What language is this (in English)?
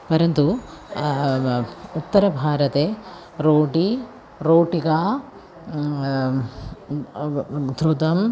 Sanskrit